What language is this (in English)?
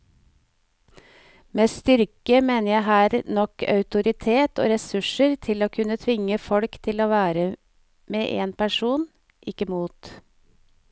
Norwegian